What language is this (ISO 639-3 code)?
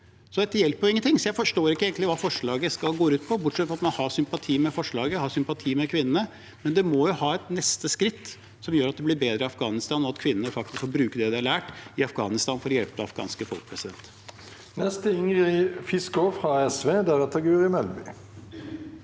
nor